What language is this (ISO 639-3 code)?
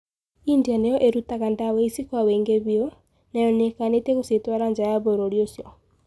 kik